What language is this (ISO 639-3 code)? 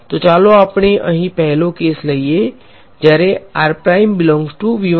guj